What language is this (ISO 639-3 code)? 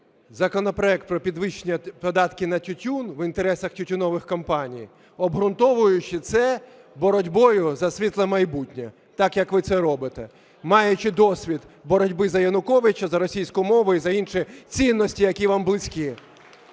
ukr